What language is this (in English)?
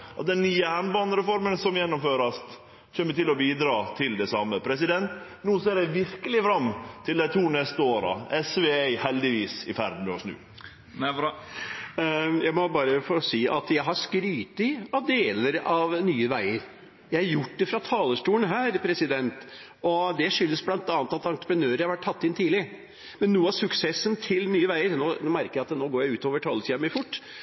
Norwegian